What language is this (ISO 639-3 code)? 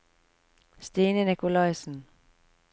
nor